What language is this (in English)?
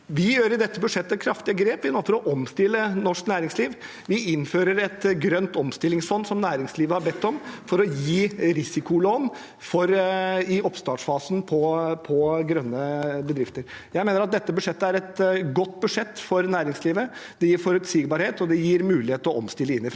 Norwegian